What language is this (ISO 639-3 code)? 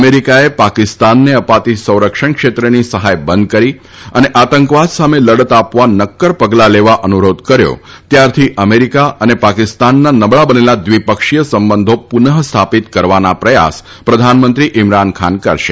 guj